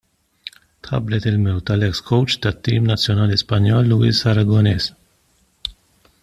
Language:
Maltese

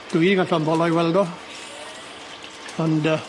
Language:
Welsh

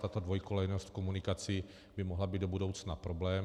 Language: Czech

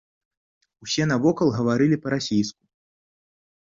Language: Belarusian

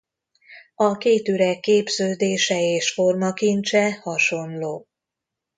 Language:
Hungarian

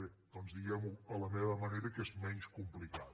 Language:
Catalan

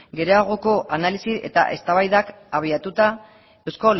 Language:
Basque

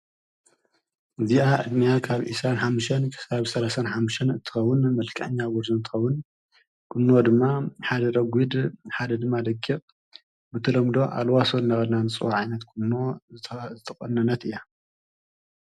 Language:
Tigrinya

